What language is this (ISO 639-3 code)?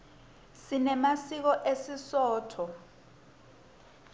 ssw